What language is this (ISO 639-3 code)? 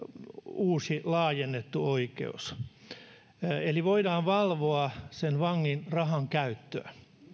fin